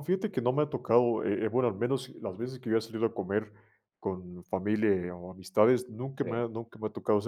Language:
Spanish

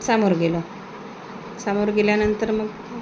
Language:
Marathi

